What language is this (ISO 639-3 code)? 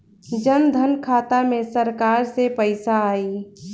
bho